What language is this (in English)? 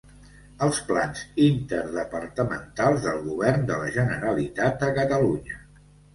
Catalan